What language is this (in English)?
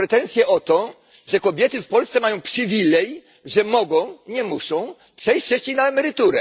Polish